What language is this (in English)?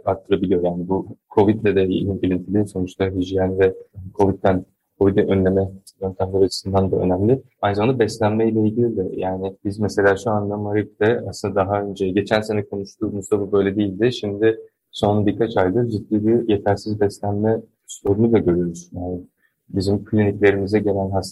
Turkish